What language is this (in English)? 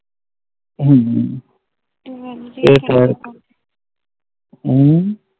Punjabi